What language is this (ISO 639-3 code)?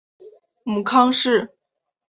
zho